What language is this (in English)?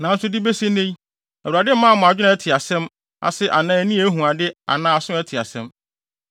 Akan